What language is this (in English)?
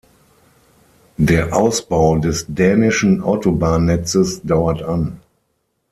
German